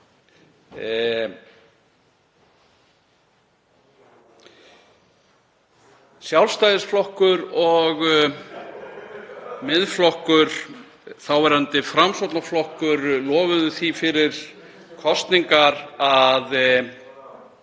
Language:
Icelandic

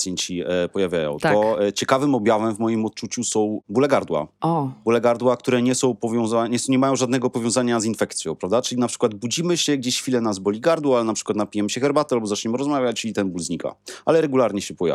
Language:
Polish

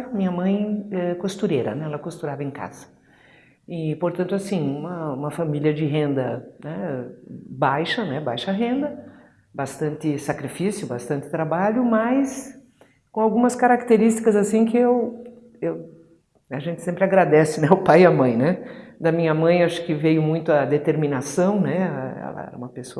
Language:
Portuguese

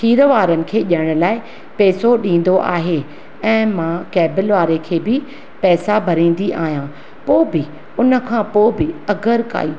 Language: Sindhi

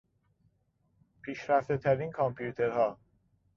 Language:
Persian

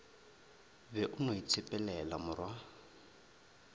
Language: Northern Sotho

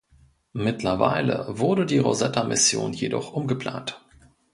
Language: German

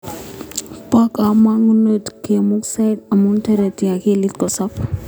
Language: Kalenjin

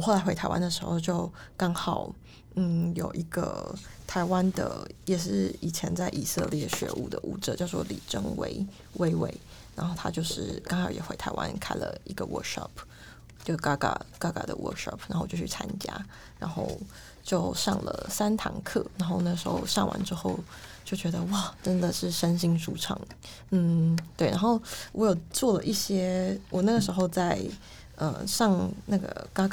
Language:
Chinese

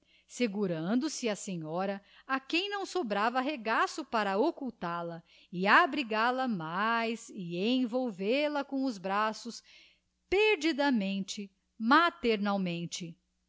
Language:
Portuguese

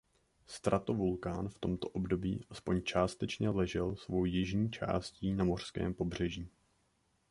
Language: Czech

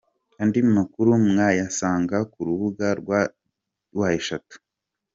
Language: Kinyarwanda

